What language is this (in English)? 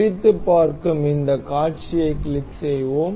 Tamil